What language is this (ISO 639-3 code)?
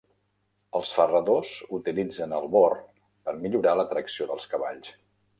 cat